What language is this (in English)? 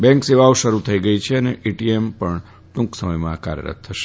Gujarati